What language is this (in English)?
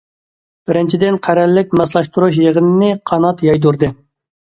Uyghur